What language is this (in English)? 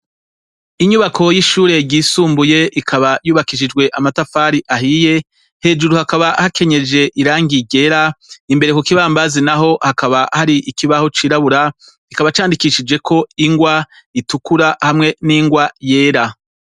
Rundi